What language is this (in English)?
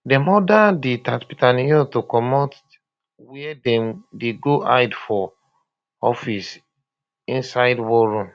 Nigerian Pidgin